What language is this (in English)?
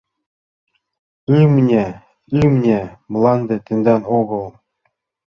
Mari